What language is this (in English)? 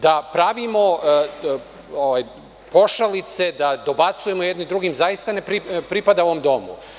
Serbian